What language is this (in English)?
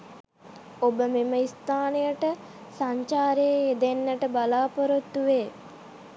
Sinhala